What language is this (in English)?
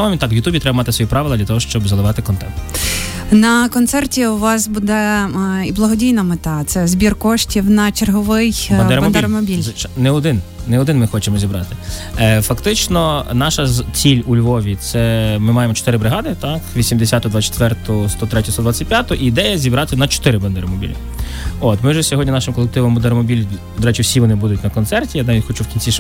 Ukrainian